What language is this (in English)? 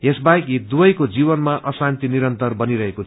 Nepali